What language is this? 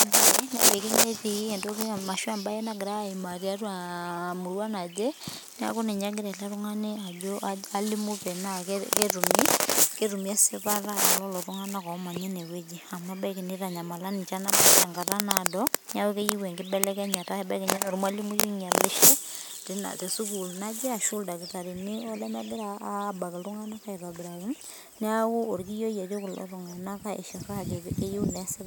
Masai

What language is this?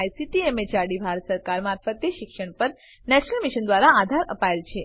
Gujarati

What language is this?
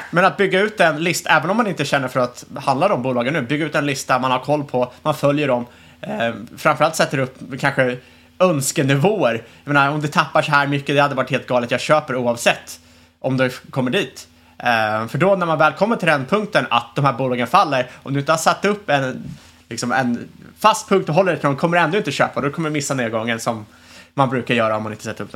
Swedish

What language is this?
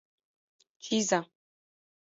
Mari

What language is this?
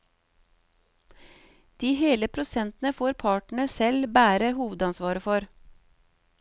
Norwegian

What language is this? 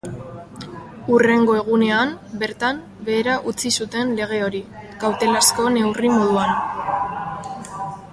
Basque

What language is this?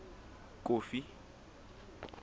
Southern Sotho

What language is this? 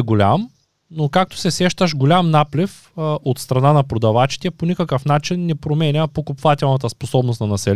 Bulgarian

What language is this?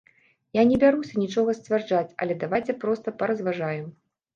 Belarusian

